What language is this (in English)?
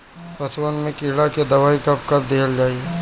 Bhojpuri